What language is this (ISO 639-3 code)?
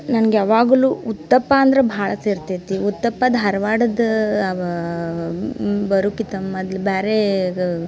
kan